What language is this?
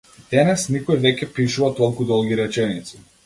Macedonian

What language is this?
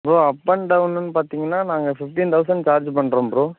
Tamil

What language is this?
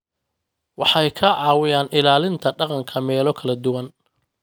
Somali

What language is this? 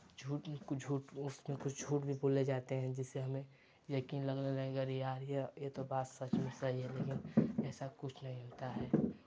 Hindi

